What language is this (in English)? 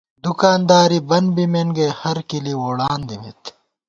Gawar-Bati